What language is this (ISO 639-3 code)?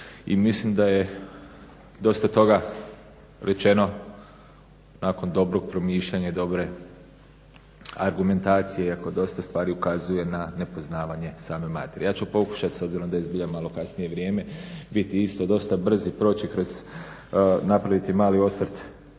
hrv